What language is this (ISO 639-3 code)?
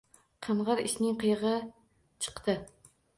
uzb